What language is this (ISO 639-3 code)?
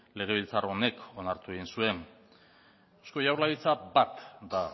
eus